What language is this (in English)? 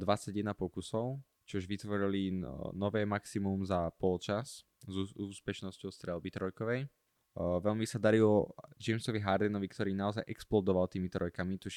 Slovak